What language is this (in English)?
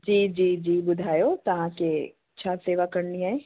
Sindhi